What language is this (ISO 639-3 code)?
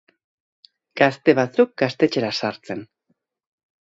eus